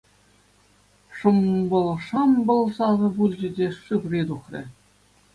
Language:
Chuvash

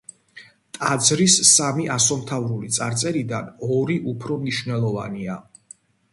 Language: Georgian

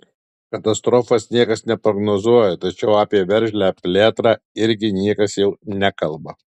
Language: Lithuanian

